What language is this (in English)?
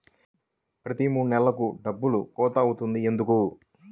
Telugu